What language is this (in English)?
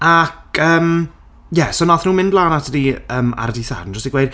Welsh